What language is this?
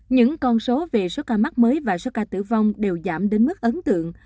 Vietnamese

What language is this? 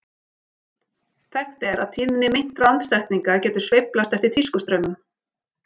Icelandic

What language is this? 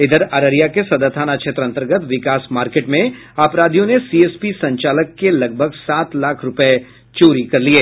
Hindi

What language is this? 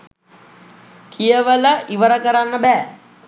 Sinhala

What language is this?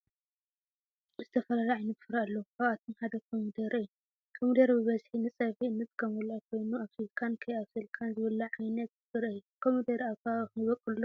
Tigrinya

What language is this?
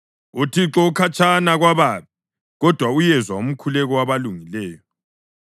North Ndebele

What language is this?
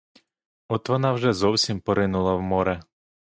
Ukrainian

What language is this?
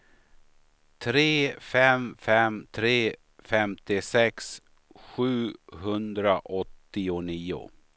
Swedish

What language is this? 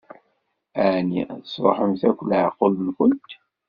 Kabyle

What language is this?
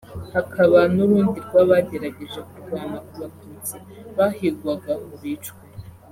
Kinyarwanda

